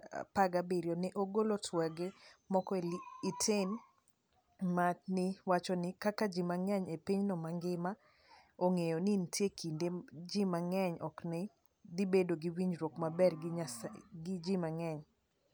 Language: Luo (Kenya and Tanzania)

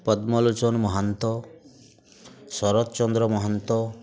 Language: Odia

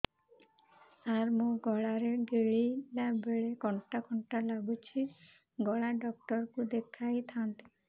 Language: Odia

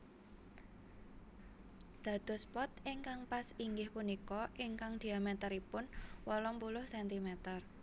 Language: Javanese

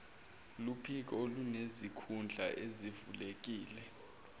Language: Zulu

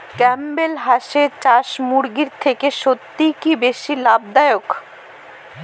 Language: Bangla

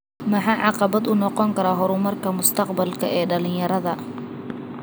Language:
Somali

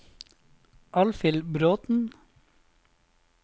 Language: Norwegian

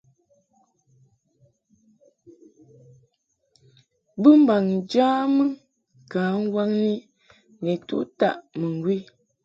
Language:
Mungaka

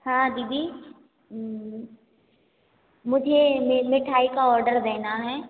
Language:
Hindi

